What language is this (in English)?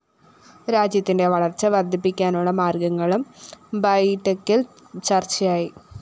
Malayalam